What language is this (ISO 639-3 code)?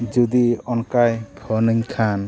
sat